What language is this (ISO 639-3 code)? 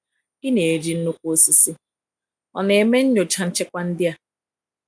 ibo